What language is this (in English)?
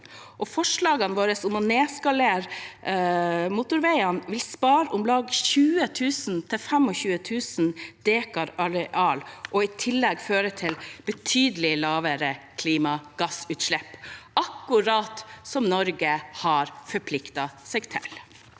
Norwegian